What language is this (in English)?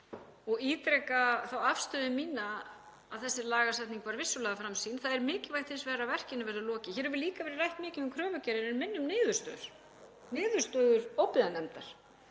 Icelandic